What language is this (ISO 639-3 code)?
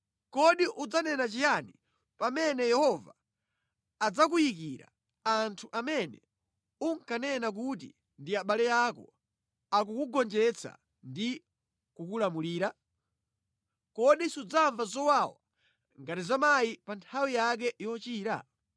nya